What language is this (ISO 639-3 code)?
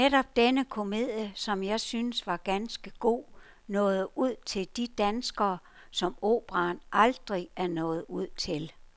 dan